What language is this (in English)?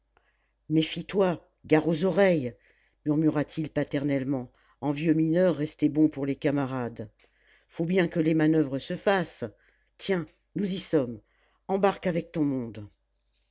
French